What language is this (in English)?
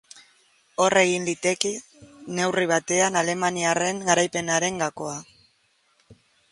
Basque